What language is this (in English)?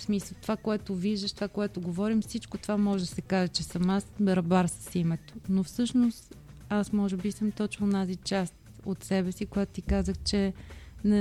Bulgarian